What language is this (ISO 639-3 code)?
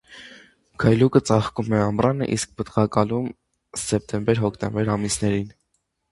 hye